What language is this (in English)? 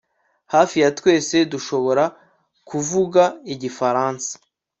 Kinyarwanda